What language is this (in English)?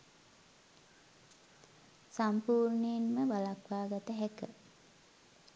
Sinhala